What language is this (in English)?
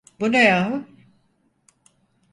Turkish